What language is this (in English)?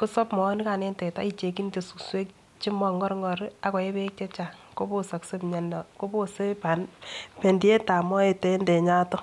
Kalenjin